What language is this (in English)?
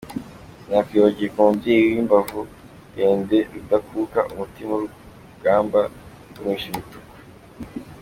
Kinyarwanda